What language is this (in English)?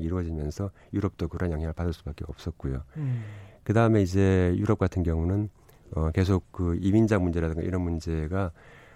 Korean